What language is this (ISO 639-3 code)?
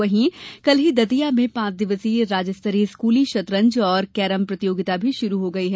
hin